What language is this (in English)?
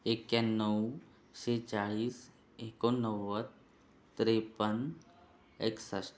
Marathi